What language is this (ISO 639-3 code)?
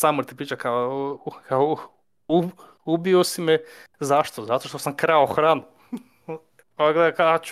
hrv